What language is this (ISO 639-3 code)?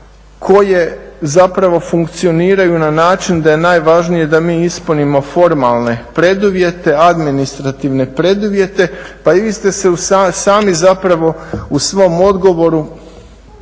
hrv